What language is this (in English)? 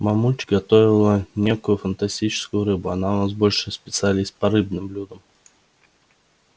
Russian